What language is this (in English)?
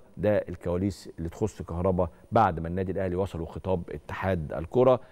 Arabic